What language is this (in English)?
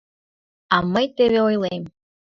Mari